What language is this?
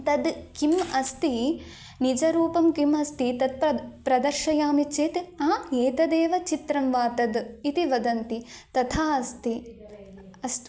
Sanskrit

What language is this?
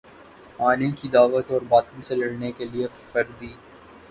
Urdu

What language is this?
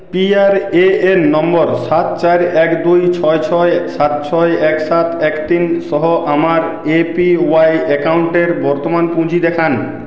Bangla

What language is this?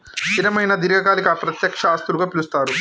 Telugu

